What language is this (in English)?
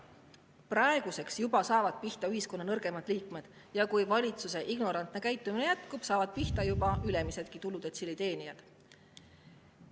Estonian